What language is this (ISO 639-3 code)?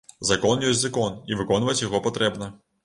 bel